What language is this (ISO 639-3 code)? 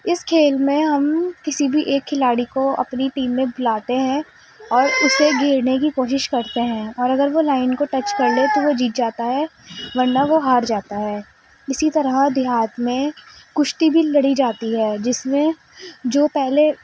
urd